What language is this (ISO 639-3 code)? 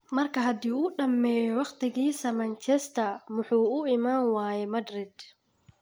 som